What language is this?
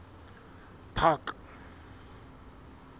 Southern Sotho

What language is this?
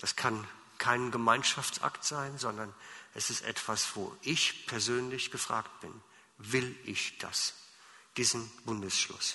German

